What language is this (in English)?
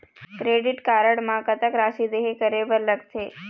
Chhattisgarhi